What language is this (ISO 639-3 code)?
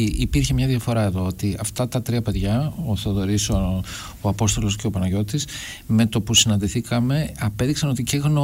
ell